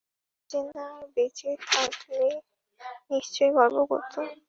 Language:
Bangla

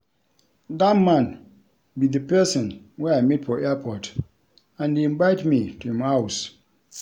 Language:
Nigerian Pidgin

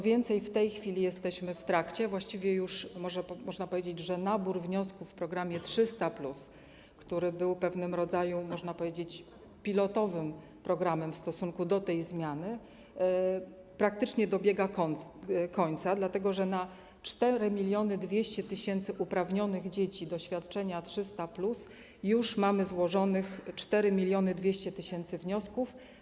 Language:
Polish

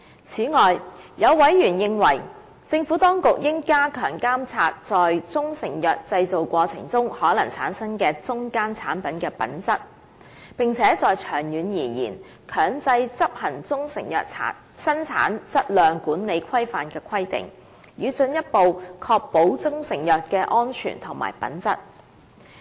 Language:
Cantonese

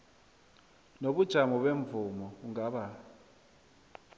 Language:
South Ndebele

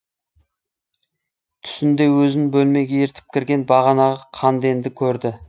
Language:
Kazakh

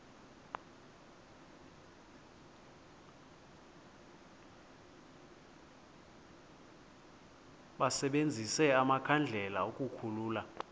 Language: Xhosa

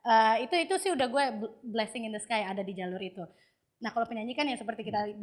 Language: Indonesian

